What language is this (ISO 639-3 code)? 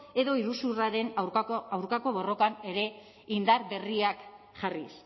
eus